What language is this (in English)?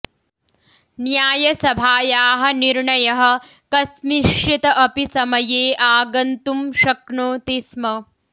Sanskrit